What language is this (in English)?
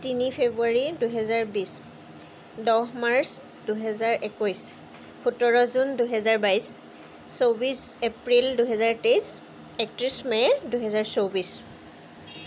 Assamese